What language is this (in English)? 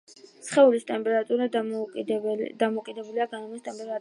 Georgian